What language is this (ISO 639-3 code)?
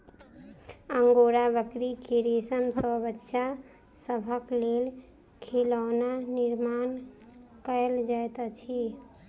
mai